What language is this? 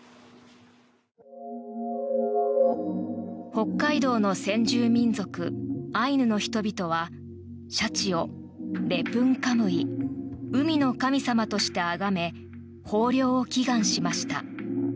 Japanese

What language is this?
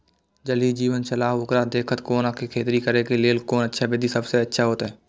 Maithili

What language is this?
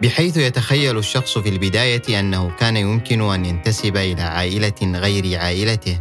Arabic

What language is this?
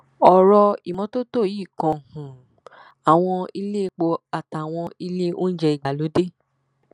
Yoruba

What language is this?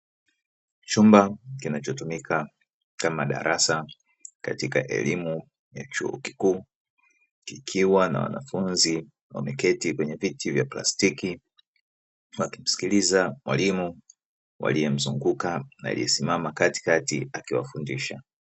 Swahili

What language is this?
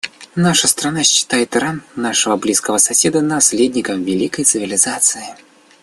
Russian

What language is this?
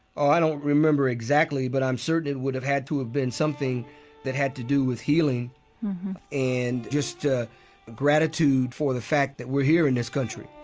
English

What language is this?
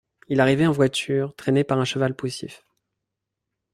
French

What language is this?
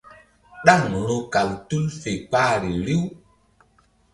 Mbum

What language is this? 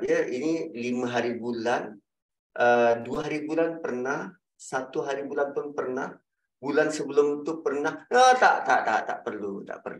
Malay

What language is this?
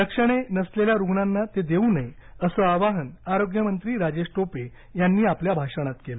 Marathi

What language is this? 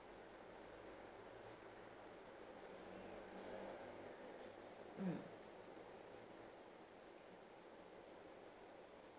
English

